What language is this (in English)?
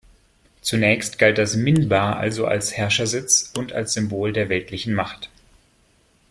German